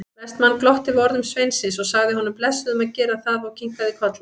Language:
Icelandic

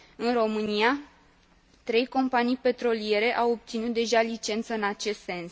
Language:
Romanian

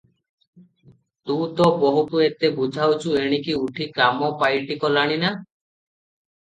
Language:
Odia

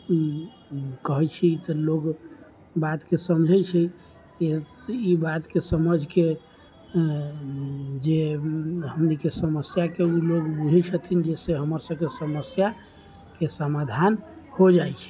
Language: Maithili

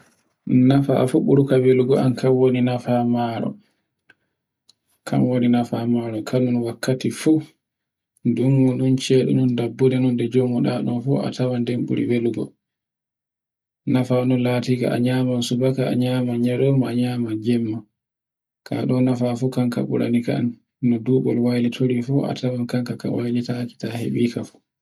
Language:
Borgu Fulfulde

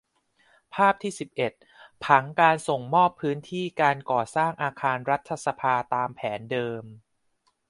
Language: Thai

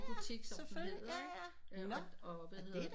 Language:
Danish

